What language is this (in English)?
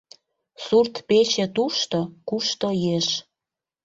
Mari